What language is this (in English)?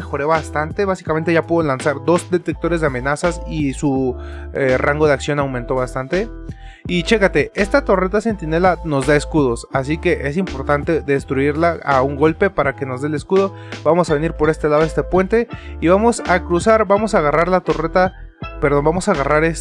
Spanish